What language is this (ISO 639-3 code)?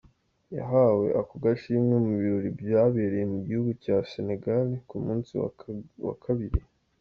kin